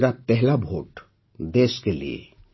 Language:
Odia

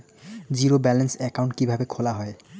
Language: Bangla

